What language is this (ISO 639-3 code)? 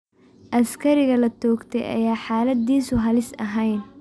som